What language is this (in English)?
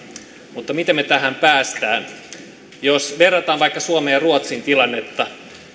Finnish